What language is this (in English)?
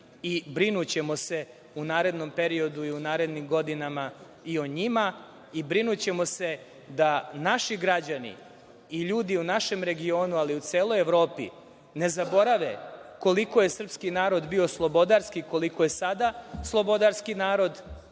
Serbian